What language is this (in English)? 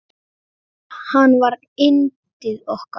Icelandic